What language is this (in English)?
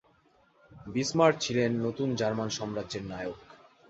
Bangla